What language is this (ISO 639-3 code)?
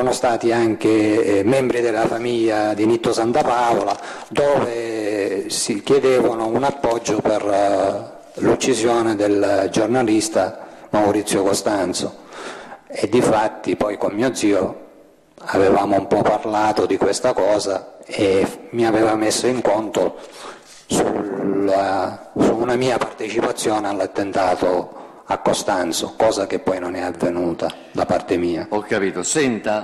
ita